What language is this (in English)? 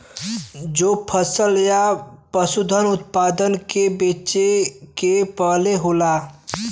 Bhojpuri